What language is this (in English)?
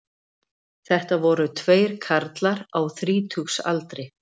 Icelandic